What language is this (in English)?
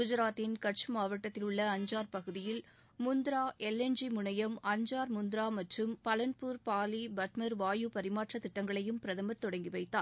Tamil